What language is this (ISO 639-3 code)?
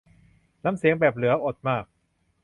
tha